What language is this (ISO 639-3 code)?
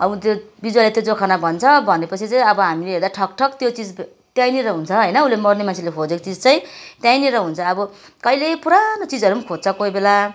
nep